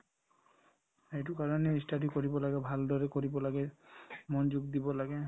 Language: Assamese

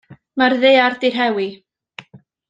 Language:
Welsh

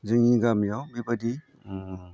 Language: Bodo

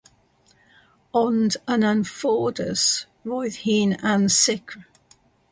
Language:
Welsh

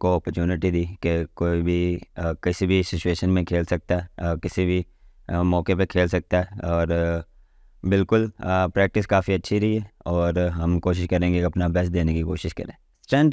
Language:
Urdu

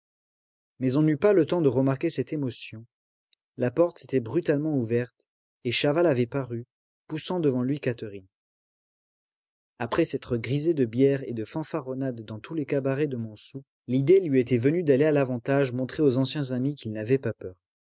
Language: French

